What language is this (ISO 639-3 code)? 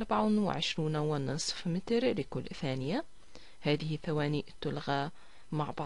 ara